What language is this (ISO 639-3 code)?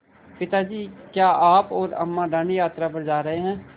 hin